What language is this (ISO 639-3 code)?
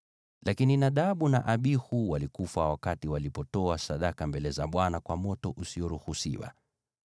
swa